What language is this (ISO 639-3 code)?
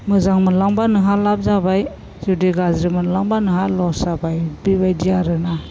brx